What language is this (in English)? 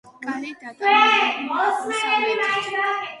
Georgian